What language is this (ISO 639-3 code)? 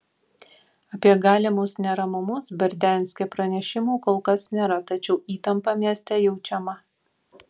lit